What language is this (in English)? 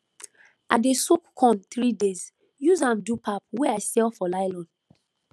Nigerian Pidgin